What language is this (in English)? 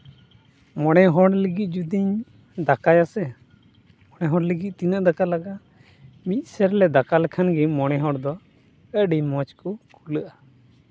Santali